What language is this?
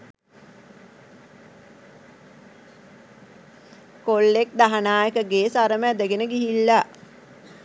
Sinhala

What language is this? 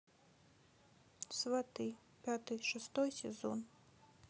Russian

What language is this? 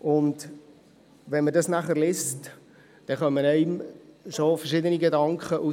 Swiss German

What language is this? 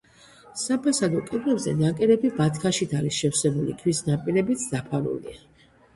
Georgian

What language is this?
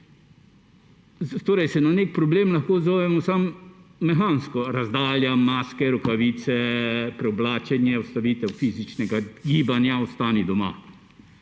Slovenian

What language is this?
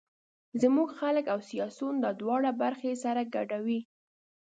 Pashto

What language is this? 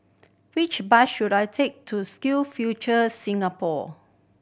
English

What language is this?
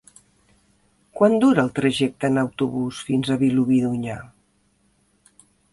Catalan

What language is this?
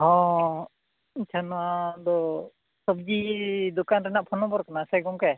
Santali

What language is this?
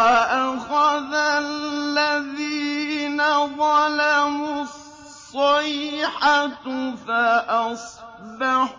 Arabic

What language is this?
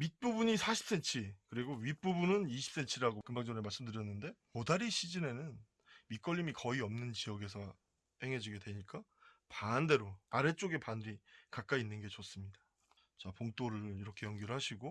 Korean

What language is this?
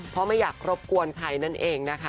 Thai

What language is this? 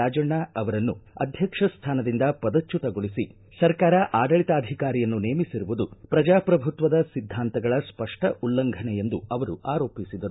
Kannada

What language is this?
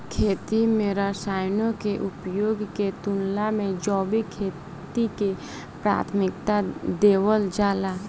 Bhojpuri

